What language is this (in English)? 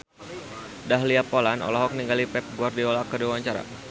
Sundanese